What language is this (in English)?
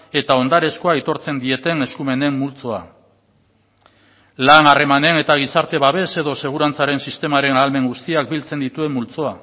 Basque